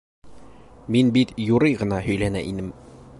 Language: Bashkir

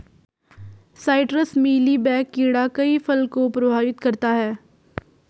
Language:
Hindi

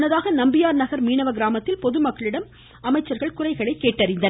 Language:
Tamil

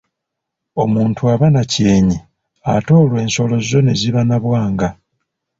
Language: Ganda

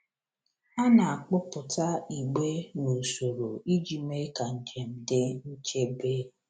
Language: Igbo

